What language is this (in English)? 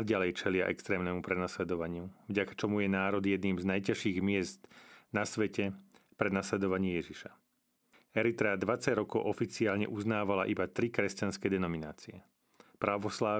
Slovak